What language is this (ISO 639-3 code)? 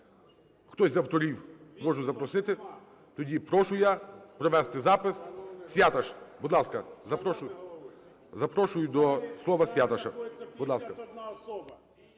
ukr